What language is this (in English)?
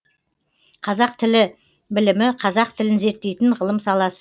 Kazakh